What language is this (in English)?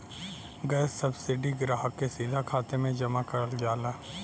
Bhojpuri